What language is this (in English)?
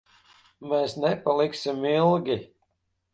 Latvian